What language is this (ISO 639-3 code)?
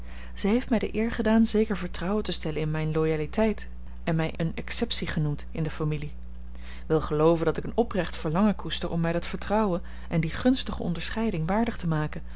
nld